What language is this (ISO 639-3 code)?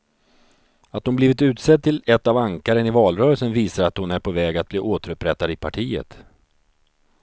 swe